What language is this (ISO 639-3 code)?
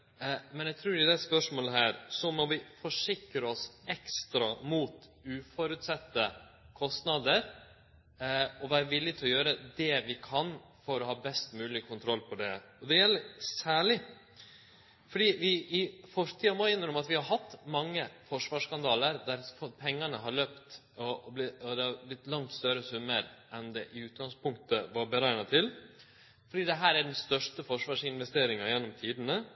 nno